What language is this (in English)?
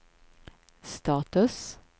Swedish